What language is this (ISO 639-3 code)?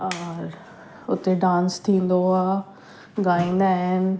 snd